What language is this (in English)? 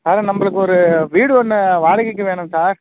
Tamil